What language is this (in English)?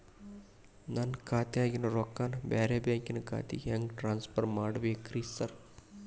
Kannada